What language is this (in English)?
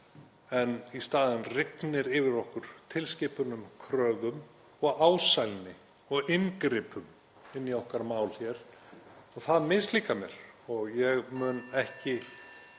Icelandic